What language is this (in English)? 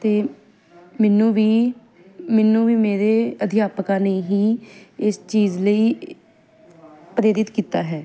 Punjabi